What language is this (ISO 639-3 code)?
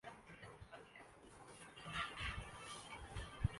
urd